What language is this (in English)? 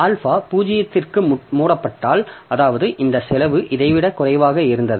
Tamil